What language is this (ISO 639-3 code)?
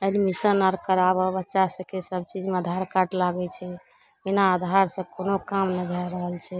mai